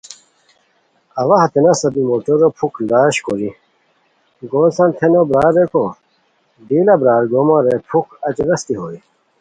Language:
Khowar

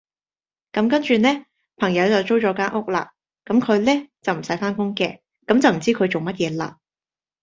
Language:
Cantonese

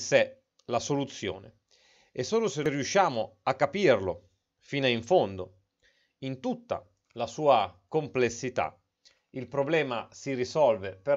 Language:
Italian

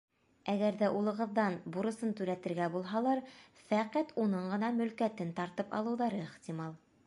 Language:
Bashkir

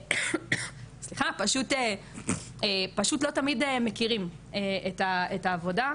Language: Hebrew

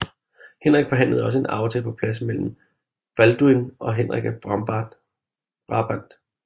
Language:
Danish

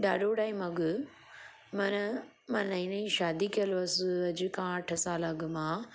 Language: Sindhi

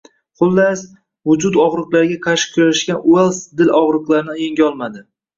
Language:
Uzbek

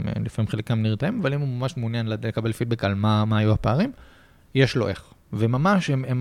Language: Hebrew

